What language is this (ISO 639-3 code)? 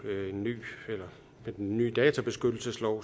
dan